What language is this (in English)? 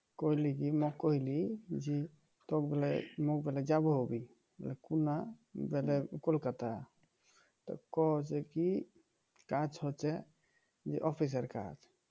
Bangla